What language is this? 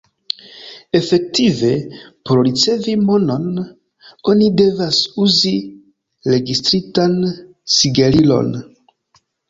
Esperanto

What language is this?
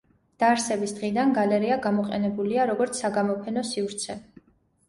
Georgian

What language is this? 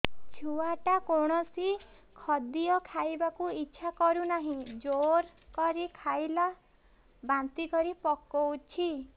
Odia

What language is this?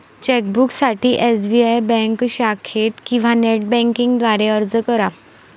Marathi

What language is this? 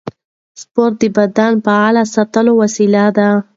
Pashto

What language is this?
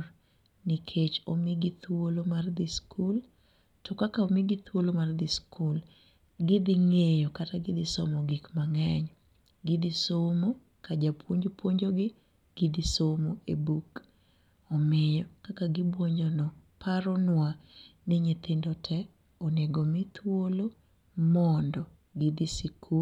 Luo (Kenya and Tanzania)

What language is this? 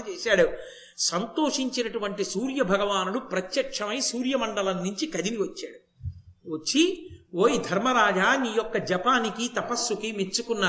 Telugu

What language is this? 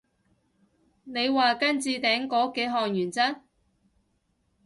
Cantonese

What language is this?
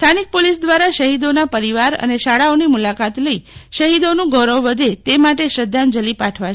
Gujarati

